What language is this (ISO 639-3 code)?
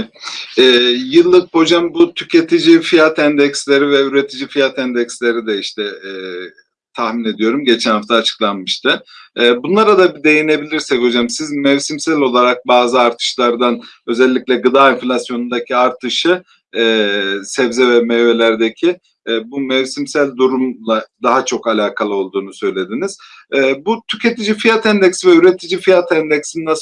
tur